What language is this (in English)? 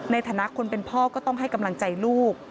Thai